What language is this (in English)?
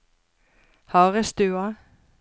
Norwegian